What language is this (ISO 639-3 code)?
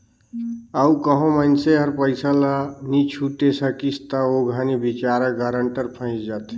hne